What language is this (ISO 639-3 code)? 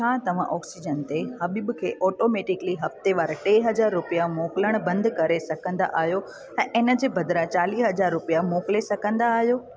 snd